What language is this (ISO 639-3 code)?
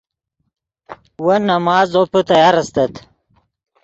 ydg